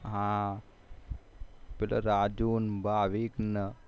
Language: Gujarati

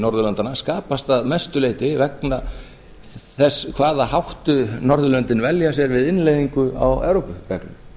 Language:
Icelandic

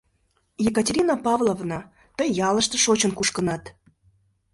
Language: Mari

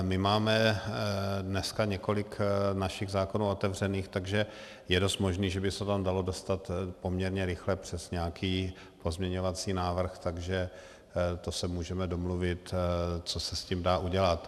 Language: Czech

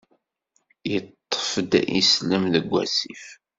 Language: Kabyle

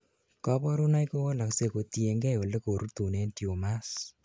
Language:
Kalenjin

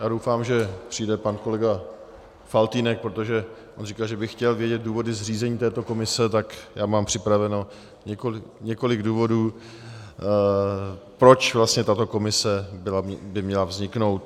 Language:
Czech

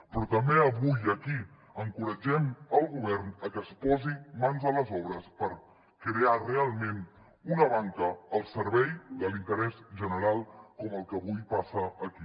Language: Catalan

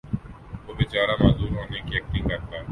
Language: Urdu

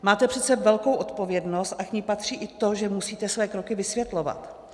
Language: Czech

